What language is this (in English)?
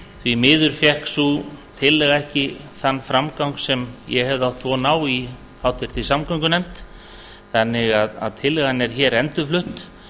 Icelandic